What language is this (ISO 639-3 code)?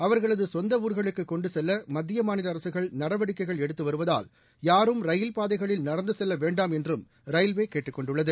tam